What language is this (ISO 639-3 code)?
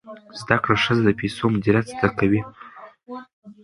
pus